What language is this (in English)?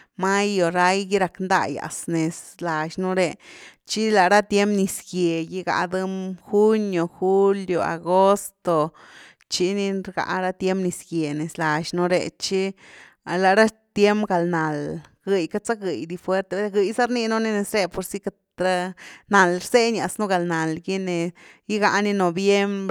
Güilá Zapotec